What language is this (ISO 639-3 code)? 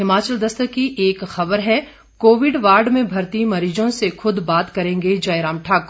hin